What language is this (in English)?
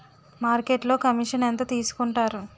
Telugu